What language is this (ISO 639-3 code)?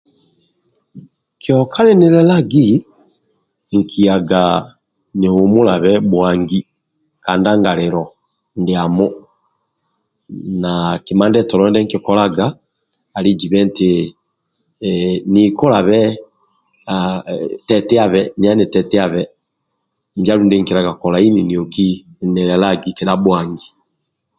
rwm